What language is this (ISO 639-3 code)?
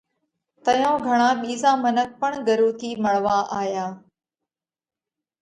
kvx